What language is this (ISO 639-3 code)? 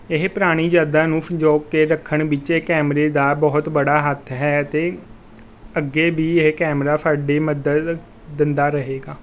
pan